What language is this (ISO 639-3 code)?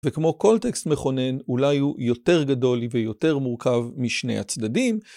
heb